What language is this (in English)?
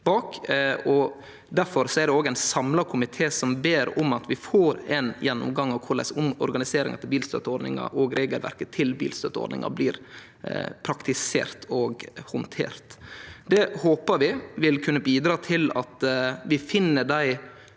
Norwegian